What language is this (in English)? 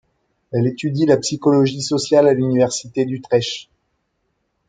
French